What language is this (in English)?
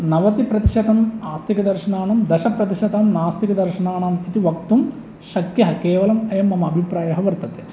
Sanskrit